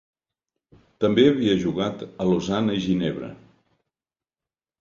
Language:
Catalan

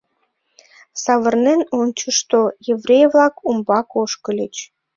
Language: Mari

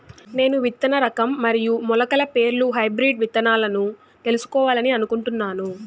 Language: Telugu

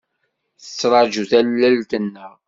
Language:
Kabyle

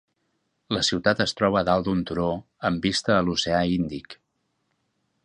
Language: Catalan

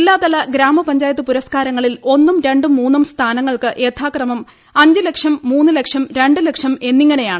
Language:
Malayalam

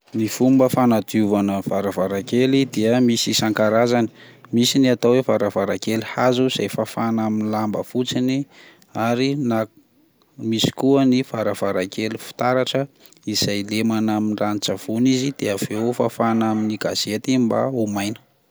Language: Malagasy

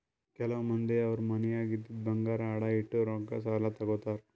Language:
Kannada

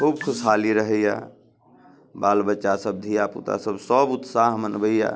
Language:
Maithili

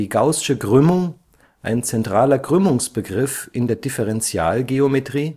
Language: German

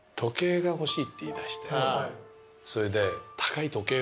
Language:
Japanese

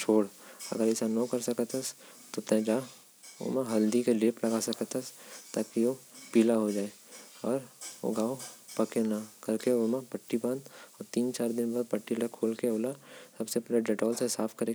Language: Korwa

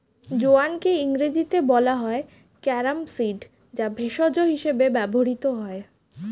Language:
Bangla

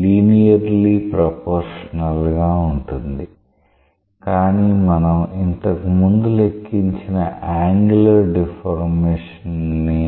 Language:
Telugu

